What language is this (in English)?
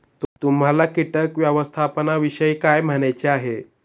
Marathi